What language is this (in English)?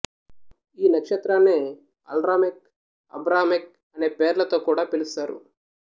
Telugu